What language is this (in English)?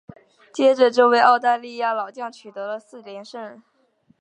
Chinese